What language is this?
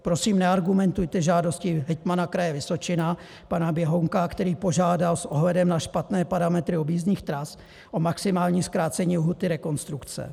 Czech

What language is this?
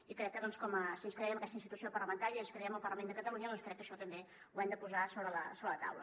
Catalan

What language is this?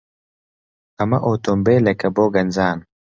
Central Kurdish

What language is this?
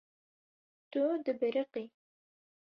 Kurdish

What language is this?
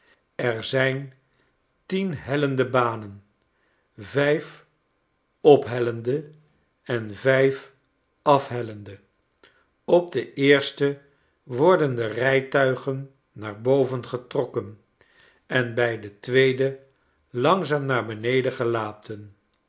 Dutch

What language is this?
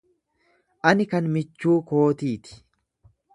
Oromo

